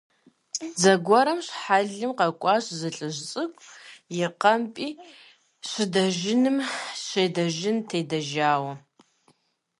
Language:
Kabardian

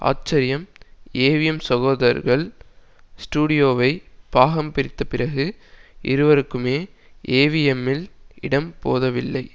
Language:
Tamil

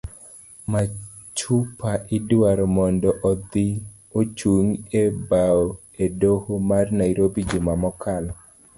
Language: Luo (Kenya and Tanzania)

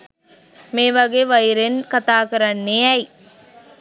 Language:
Sinhala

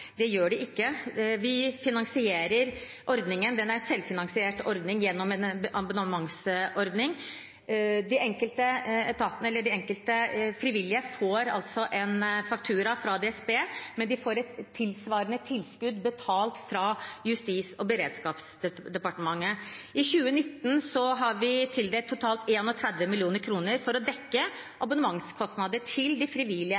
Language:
Norwegian Bokmål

